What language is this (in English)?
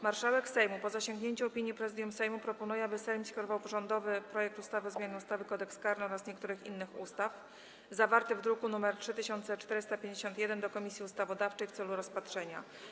Polish